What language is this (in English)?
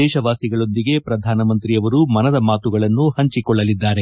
Kannada